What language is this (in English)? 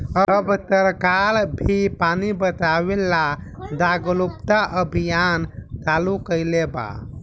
Bhojpuri